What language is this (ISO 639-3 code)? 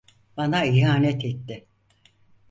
tur